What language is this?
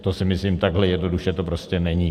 Czech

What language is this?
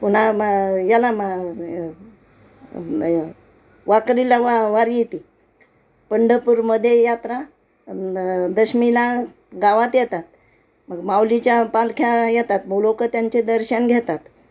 Marathi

